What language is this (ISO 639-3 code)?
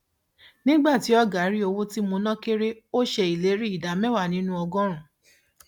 yor